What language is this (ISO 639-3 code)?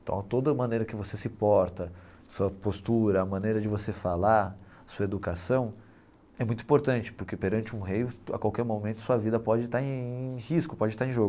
por